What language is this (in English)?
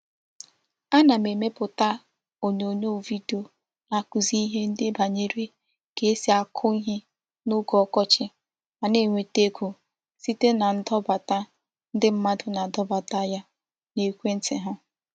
Igbo